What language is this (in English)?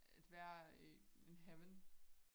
Danish